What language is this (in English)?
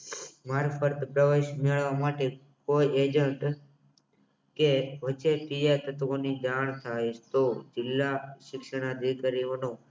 Gujarati